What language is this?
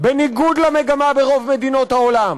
Hebrew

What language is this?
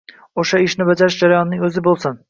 Uzbek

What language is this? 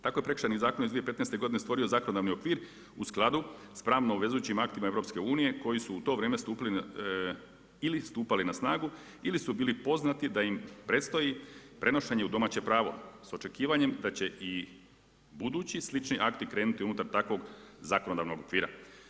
Croatian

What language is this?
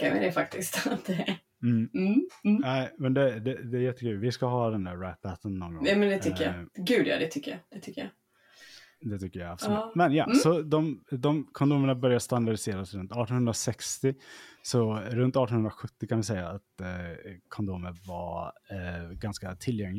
Swedish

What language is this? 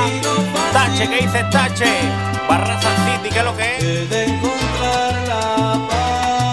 Spanish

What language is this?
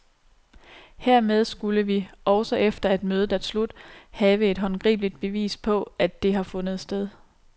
Danish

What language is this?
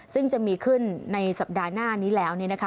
Thai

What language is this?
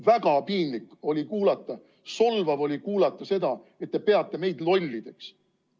Estonian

